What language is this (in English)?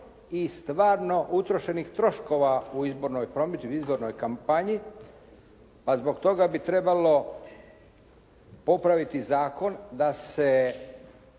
Croatian